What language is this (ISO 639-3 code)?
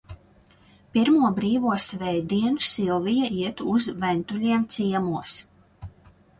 lav